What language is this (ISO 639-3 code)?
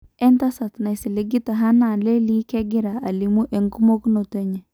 mas